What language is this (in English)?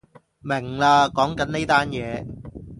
Cantonese